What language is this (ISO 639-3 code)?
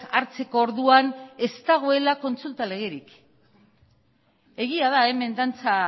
eus